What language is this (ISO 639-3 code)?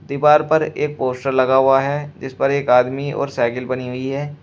hin